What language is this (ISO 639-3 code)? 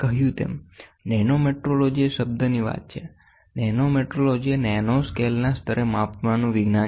guj